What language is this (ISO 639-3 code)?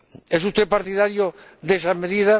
spa